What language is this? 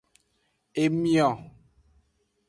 Aja (Benin)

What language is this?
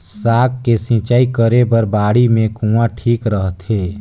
Chhattisgarhi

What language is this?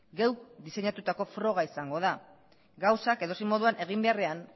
Basque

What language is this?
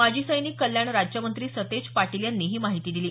Marathi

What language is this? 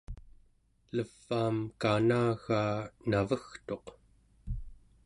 Central Yupik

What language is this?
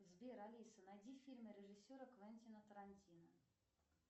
Russian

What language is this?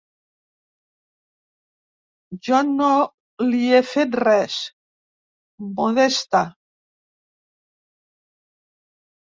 Catalan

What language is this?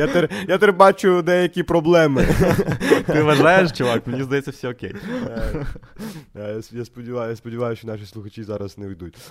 Ukrainian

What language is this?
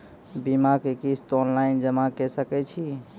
Maithili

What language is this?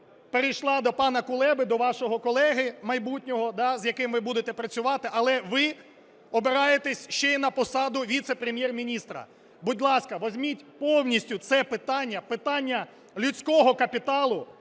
Ukrainian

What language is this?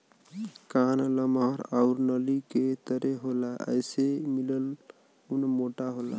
Bhojpuri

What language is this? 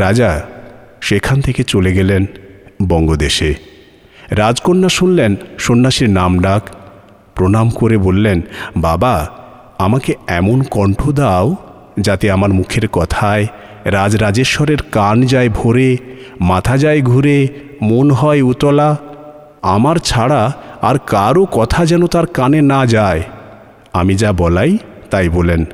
Bangla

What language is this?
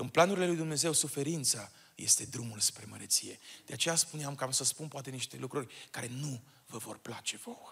Romanian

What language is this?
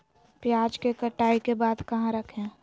Magahi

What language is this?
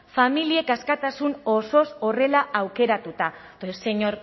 Basque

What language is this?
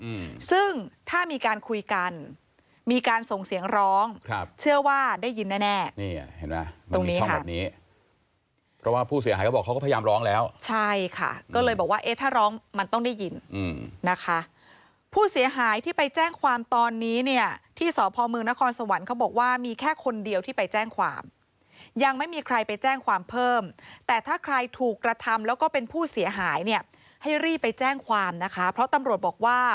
Thai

